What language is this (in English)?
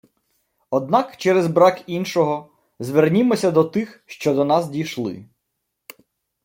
Ukrainian